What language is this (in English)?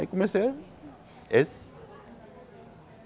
Portuguese